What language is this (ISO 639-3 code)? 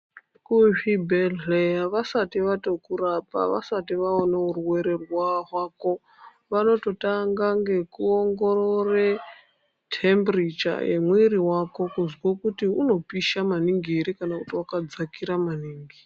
ndc